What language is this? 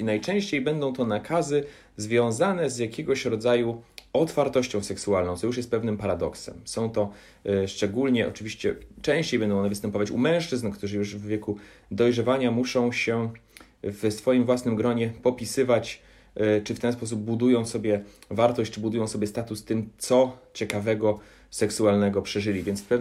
Polish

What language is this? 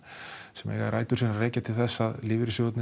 Icelandic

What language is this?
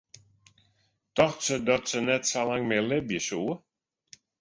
Western Frisian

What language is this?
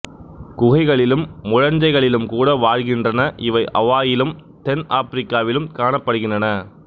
Tamil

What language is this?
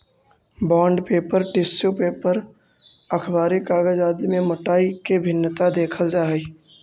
Magahi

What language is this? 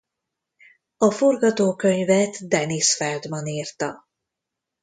Hungarian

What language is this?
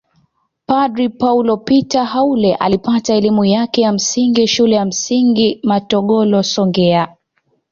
Swahili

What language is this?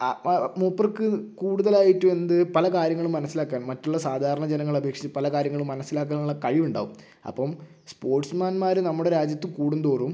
Malayalam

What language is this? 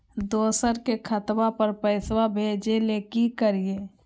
Magahi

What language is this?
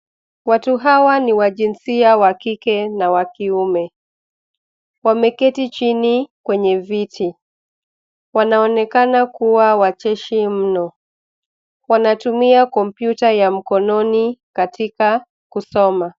Swahili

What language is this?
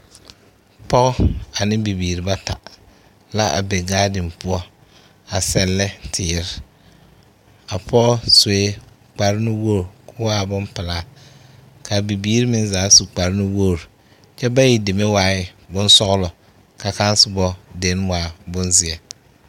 Southern Dagaare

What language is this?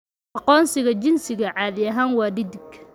Somali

